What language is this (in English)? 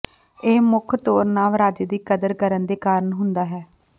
Punjabi